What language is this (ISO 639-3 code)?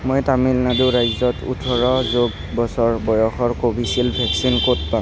asm